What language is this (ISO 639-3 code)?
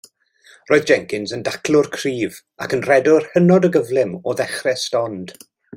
cym